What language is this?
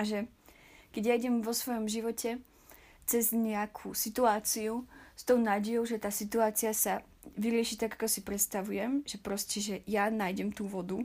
Slovak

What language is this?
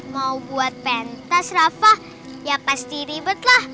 Indonesian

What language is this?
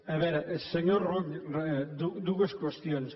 Catalan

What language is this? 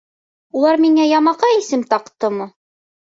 Bashkir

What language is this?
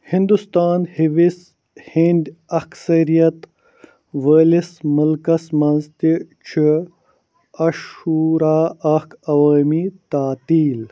Kashmiri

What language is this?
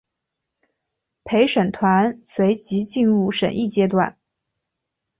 Chinese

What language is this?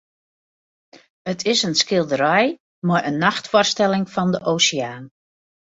Western Frisian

